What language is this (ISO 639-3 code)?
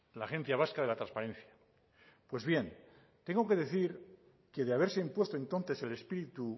spa